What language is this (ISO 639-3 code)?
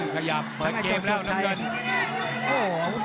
tha